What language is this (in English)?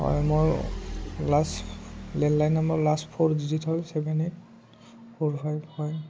Assamese